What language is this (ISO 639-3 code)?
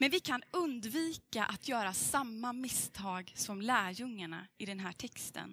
swe